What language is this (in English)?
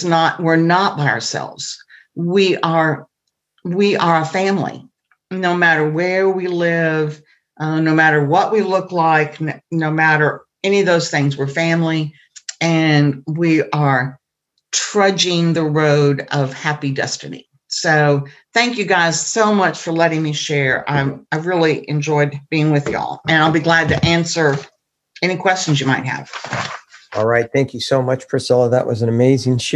English